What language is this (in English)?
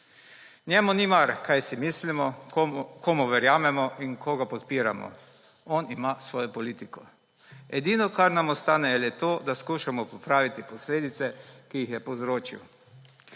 Slovenian